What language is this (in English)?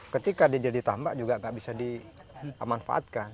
Indonesian